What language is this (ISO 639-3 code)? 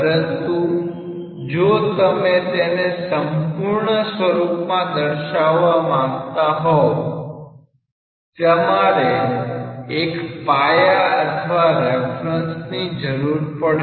guj